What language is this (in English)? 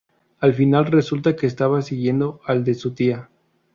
Spanish